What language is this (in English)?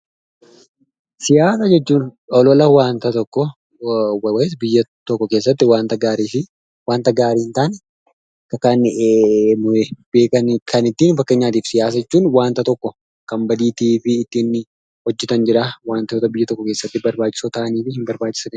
Oromo